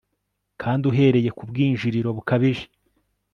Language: Kinyarwanda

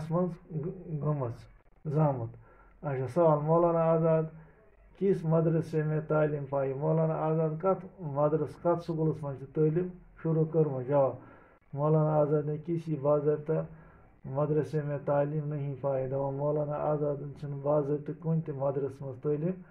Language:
Turkish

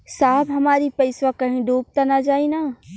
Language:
Bhojpuri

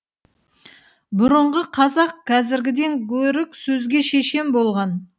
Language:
Kazakh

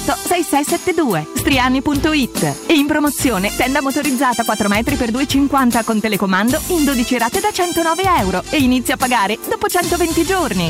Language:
Italian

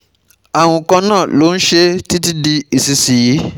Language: Yoruba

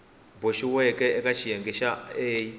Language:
Tsonga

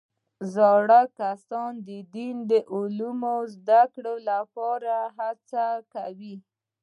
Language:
Pashto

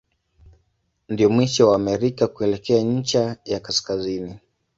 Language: Swahili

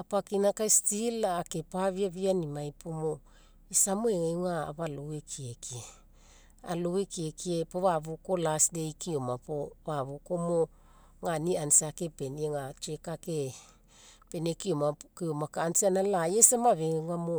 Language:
Mekeo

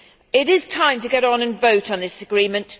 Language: English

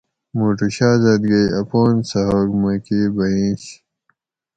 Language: Gawri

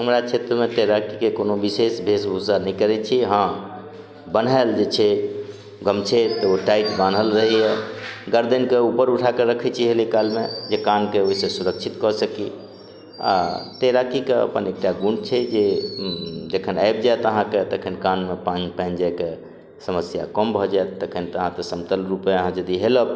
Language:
Maithili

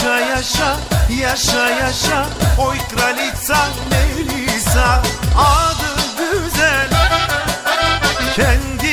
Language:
Bulgarian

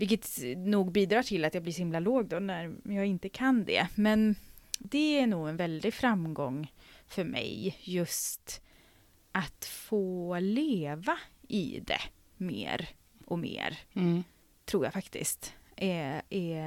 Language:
Swedish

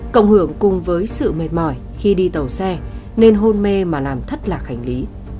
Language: Vietnamese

